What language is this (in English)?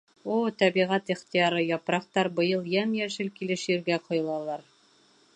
Bashkir